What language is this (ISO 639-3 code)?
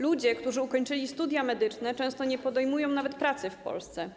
pol